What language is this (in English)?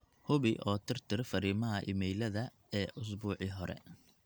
Somali